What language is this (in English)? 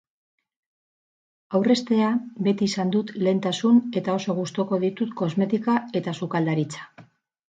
Basque